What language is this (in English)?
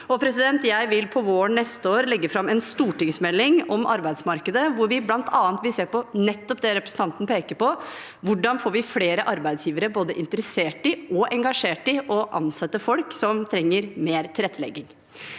Norwegian